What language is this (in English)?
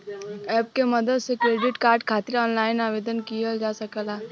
Bhojpuri